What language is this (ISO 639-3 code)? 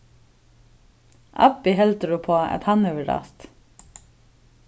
fao